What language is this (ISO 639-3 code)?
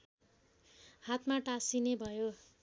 nep